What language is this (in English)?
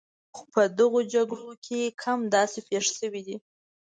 Pashto